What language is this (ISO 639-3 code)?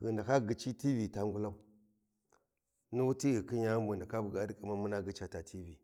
wji